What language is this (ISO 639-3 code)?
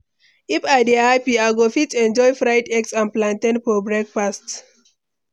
pcm